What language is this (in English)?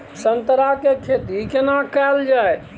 Maithili